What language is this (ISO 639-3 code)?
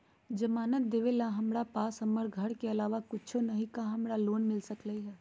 mag